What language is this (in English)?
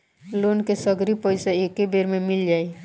Bhojpuri